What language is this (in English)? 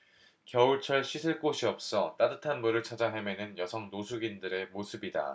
Korean